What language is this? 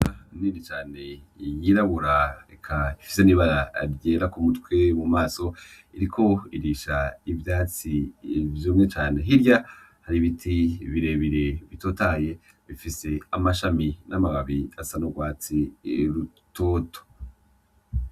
Rundi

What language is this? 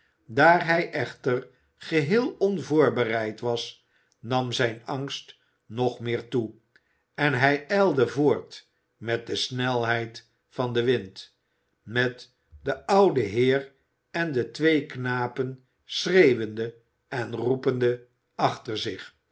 Dutch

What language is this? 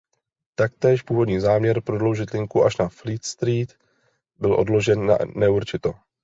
Czech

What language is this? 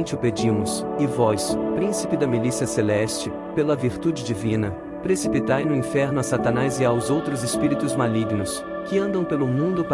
Portuguese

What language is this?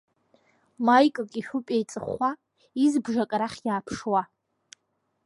Abkhazian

